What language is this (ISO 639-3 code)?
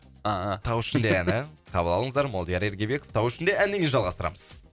kaz